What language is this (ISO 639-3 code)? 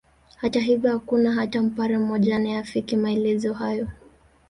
swa